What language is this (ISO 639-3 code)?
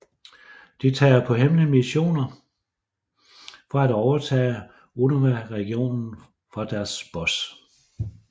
dan